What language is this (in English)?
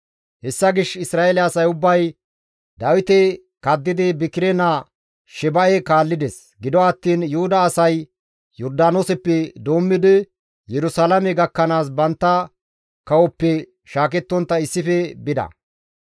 Gamo